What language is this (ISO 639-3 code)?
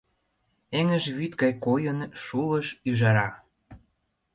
chm